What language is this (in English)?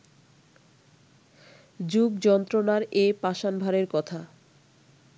Bangla